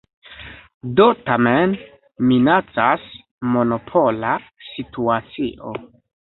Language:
Esperanto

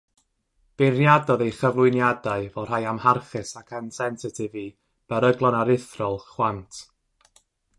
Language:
Welsh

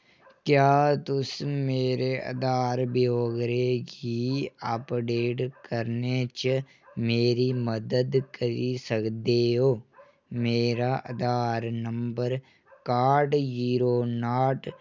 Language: Dogri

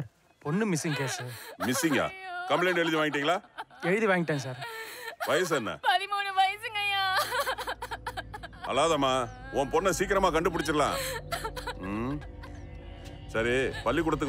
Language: Tamil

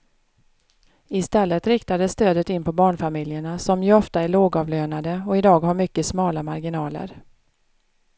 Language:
Swedish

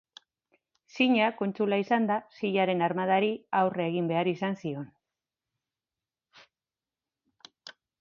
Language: Basque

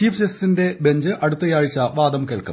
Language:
Malayalam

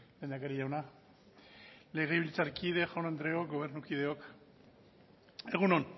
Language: Basque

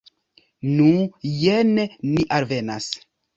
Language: Esperanto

